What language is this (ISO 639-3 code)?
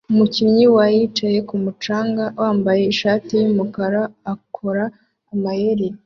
kin